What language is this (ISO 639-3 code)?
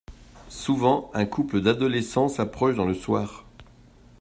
fra